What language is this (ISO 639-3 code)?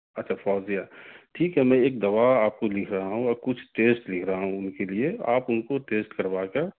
urd